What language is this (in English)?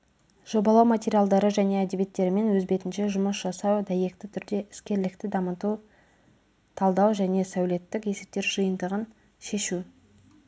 Kazakh